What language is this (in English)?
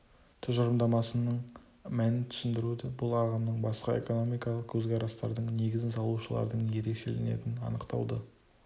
Kazakh